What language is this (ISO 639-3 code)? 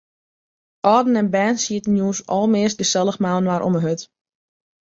fry